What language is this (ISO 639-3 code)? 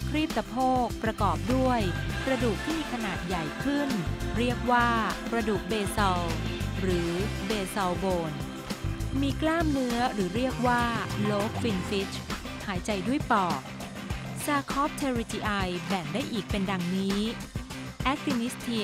tha